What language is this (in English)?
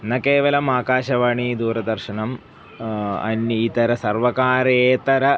Sanskrit